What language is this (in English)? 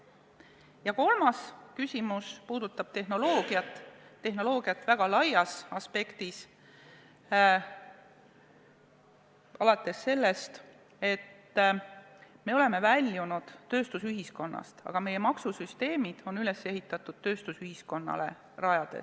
Estonian